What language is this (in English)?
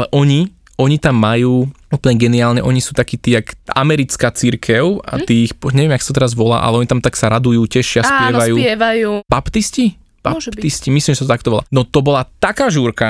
Slovak